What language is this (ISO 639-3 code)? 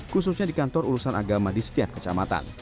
ind